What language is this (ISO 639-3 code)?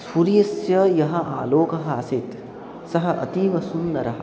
san